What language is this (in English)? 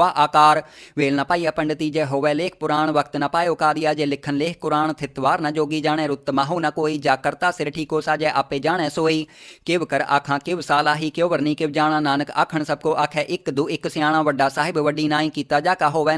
Hindi